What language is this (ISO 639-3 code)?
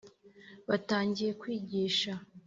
kin